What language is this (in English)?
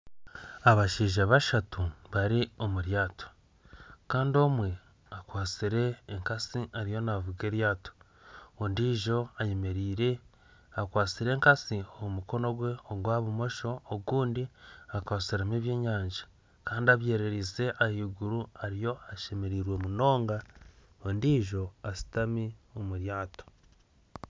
Nyankole